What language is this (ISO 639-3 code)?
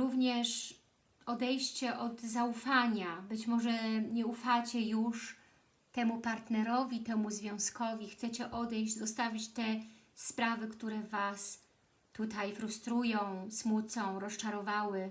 pol